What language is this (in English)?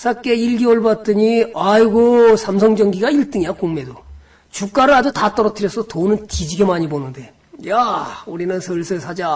Korean